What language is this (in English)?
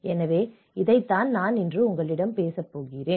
Tamil